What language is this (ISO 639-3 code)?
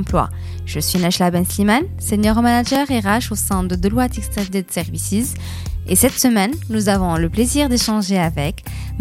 fra